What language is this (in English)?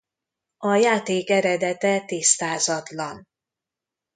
Hungarian